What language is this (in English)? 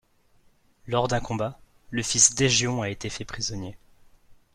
French